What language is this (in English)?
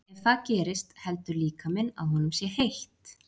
Icelandic